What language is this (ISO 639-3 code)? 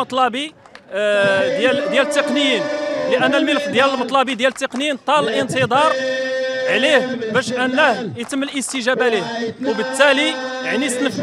ara